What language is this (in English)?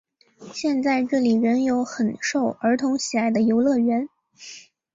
Chinese